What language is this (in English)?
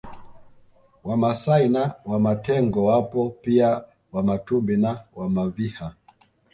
Swahili